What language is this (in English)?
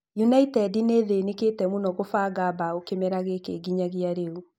Kikuyu